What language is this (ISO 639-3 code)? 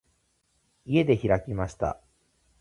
jpn